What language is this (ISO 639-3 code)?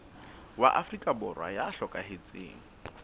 sot